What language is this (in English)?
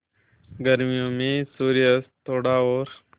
Hindi